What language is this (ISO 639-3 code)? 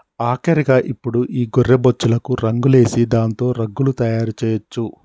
tel